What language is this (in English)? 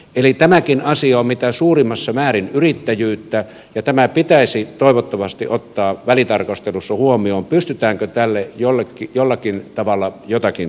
Finnish